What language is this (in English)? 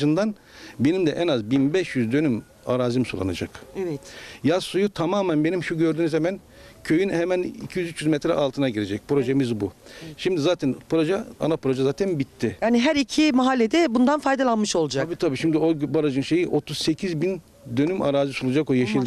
Turkish